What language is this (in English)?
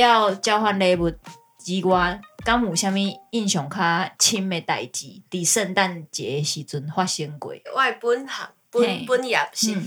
Chinese